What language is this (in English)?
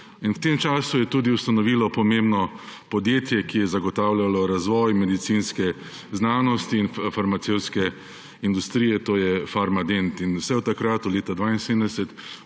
Slovenian